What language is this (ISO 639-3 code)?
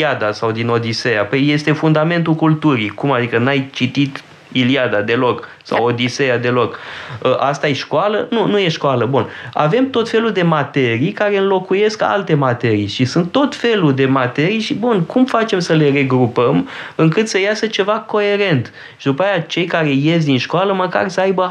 ron